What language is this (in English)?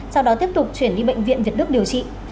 Vietnamese